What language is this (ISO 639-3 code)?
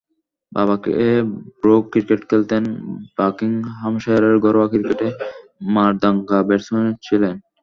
ben